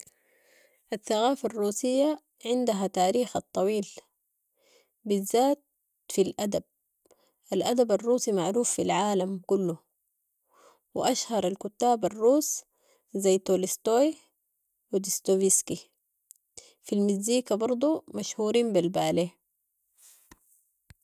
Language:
Sudanese Arabic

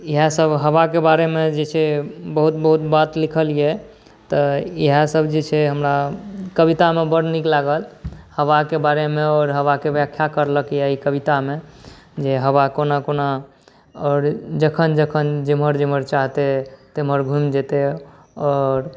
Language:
Maithili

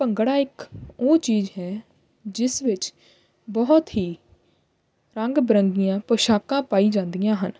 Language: Punjabi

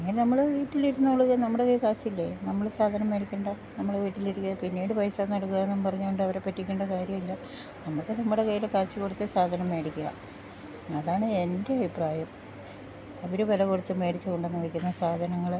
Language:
Malayalam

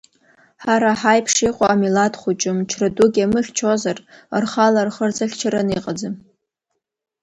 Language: Abkhazian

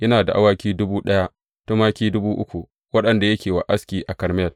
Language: Hausa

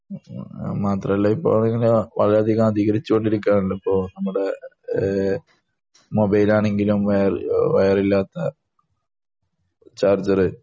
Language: Malayalam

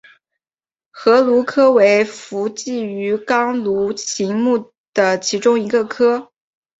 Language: Chinese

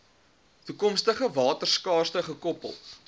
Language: Afrikaans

